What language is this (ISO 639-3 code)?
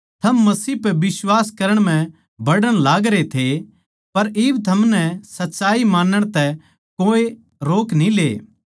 bgc